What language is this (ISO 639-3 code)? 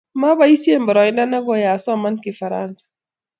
kln